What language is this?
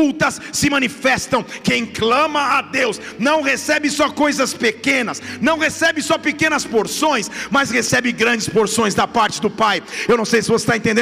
Portuguese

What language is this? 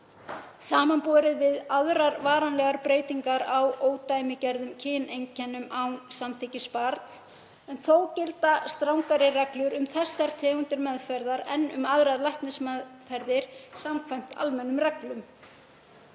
Icelandic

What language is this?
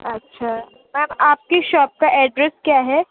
Urdu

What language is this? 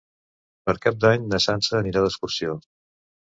Catalan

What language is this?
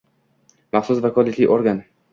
Uzbek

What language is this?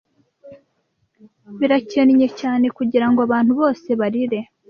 Kinyarwanda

